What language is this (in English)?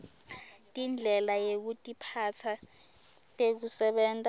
Swati